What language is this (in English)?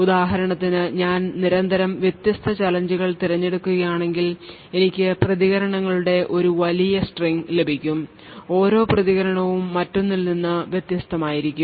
Malayalam